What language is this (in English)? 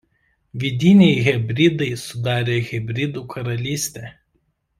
Lithuanian